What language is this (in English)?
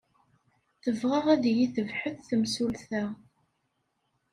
Kabyle